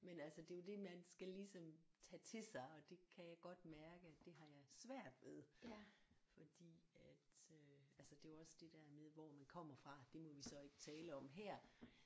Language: Danish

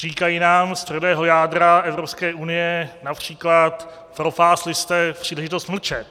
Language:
Czech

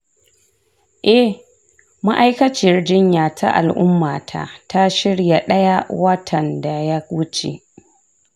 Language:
Hausa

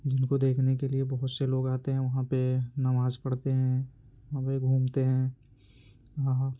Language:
Urdu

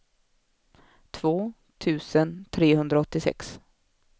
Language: Swedish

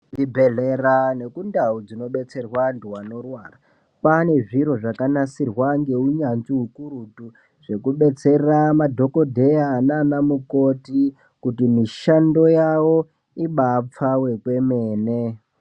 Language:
Ndau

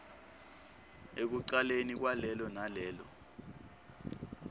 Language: Swati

